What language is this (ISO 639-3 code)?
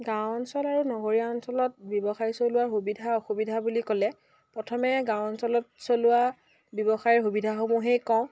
asm